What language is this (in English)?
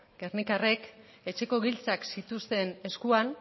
Basque